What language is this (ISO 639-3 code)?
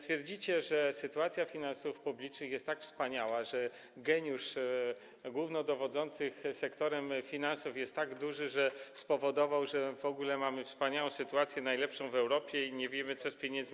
pol